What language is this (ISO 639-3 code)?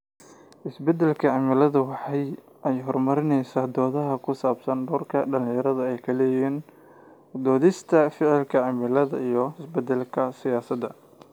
som